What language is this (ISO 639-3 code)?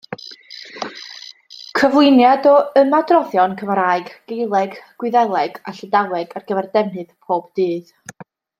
cym